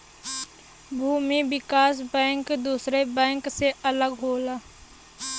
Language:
Bhojpuri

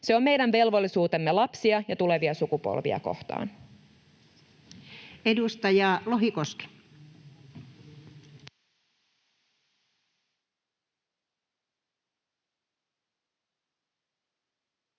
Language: Finnish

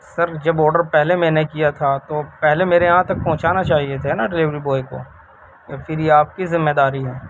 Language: Urdu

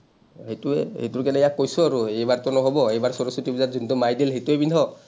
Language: Assamese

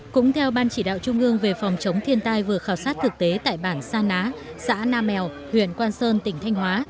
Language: Vietnamese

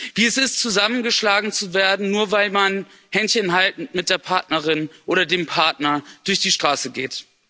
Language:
German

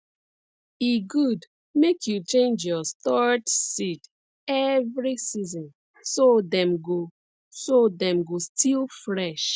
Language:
Nigerian Pidgin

